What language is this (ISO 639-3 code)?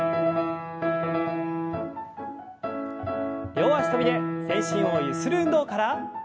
jpn